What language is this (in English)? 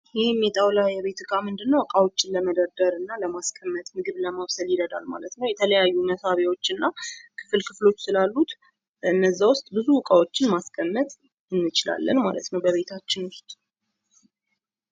Amharic